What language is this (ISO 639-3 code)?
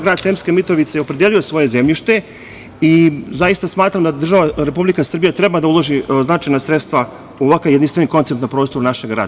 srp